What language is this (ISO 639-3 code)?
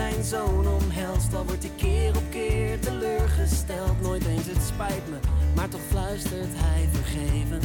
nld